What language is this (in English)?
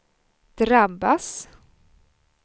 Swedish